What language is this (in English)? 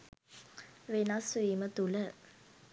Sinhala